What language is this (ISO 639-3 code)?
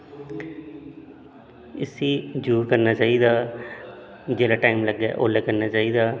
doi